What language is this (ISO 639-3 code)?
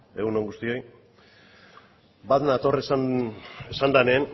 eus